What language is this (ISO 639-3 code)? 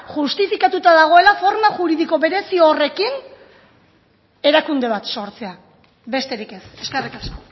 eus